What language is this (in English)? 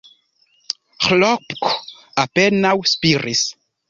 Esperanto